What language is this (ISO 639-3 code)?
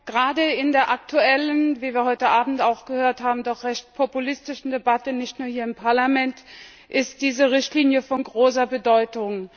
deu